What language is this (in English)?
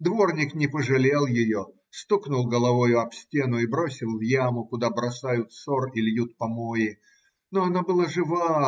Russian